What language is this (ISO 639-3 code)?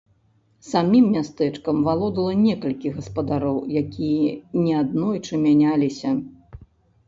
bel